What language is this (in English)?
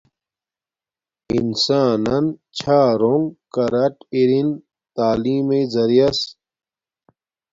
Domaaki